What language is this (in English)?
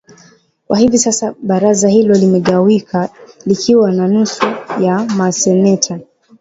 Swahili